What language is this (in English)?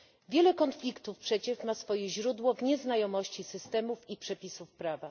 Polish